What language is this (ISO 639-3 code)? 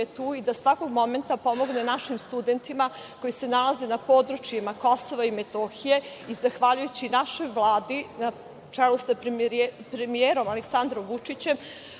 srp